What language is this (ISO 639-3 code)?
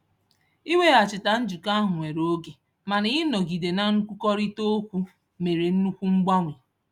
ibo